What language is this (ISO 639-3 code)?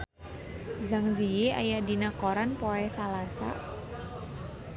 sun